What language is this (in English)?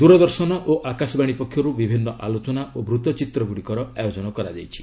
Odia